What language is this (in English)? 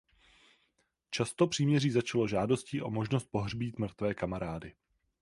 Czech